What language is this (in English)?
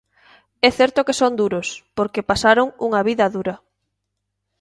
Galician